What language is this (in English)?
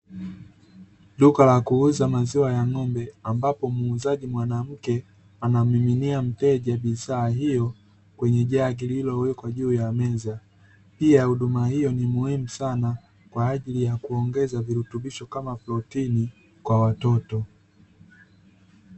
Swahili